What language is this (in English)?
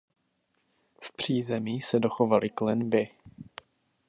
Czech